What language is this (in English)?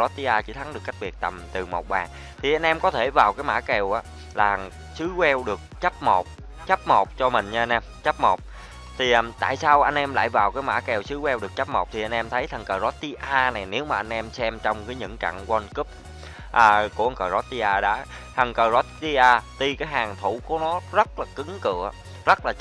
Vietnamese